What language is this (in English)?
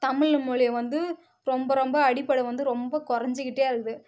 Tamil